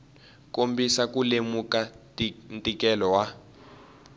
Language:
Tsonga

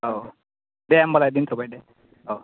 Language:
Bodo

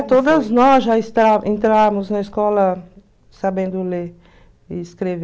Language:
Portuguese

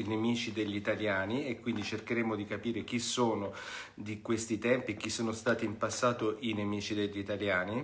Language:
Italian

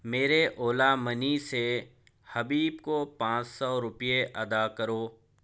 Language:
Urdu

